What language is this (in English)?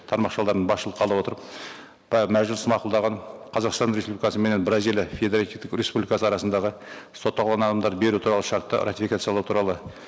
Kazakh